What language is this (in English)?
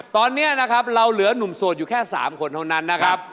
Thai